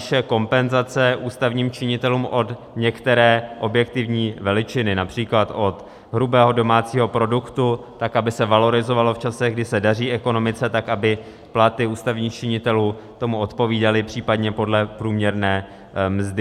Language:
Czech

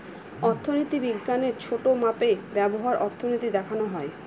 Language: Bangla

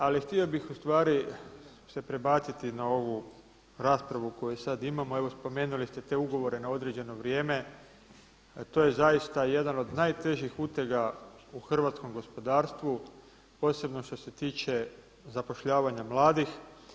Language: Croatian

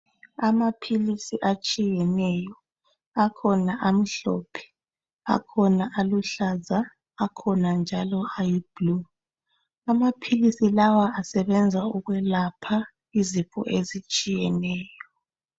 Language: North Ndebele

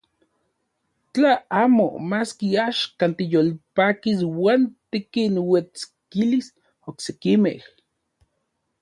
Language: Central Puebla Nahuatl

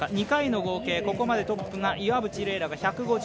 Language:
Japanese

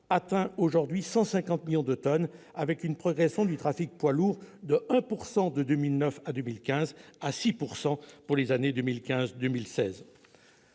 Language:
French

